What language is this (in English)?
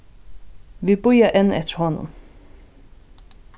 Faroese